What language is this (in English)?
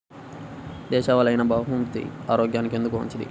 Telugu